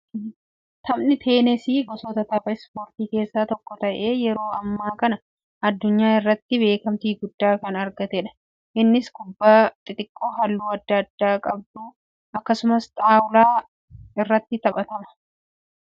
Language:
Oromo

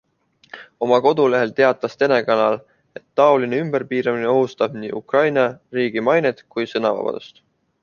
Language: Estonian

